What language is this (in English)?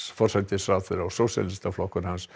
Icelandic